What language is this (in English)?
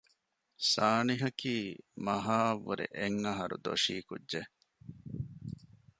Divehi